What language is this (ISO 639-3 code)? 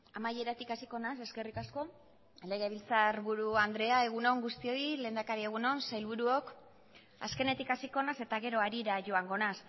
eus